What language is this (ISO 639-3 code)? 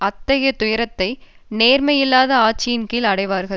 tam